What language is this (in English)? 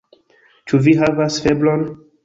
Esperanto